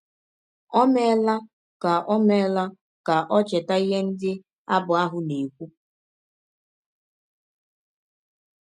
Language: Igbo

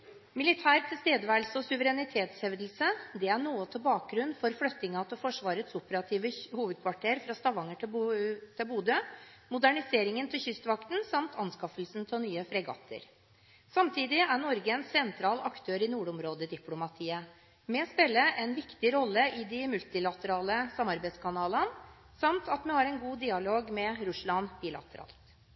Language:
Norwegian Bokmål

